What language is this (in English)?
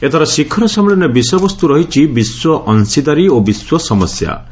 Odia